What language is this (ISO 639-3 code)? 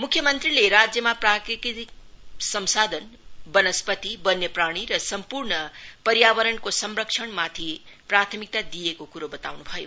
nep